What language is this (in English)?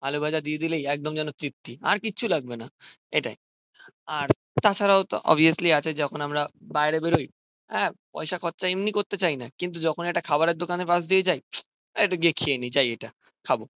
Bangla